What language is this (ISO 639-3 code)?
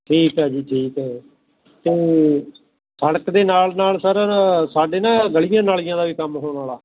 pan